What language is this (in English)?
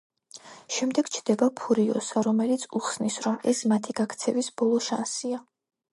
Georgian